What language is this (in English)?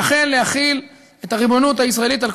Hebrew